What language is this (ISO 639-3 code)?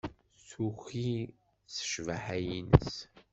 kab